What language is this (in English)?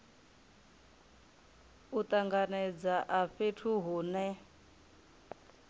Venda